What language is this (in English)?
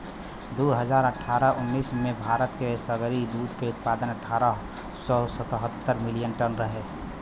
Bhojpuri